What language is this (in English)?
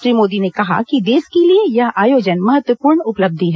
Hindi